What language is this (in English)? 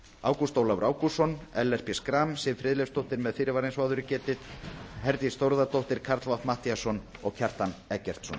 Icelandic